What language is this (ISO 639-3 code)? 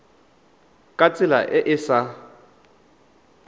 tsn